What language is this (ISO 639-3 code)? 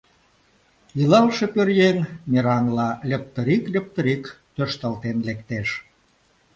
chm